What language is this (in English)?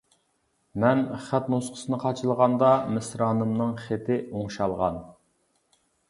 Uyghur